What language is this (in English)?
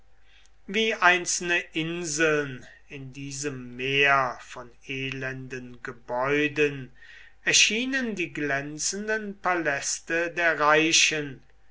German